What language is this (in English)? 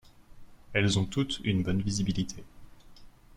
French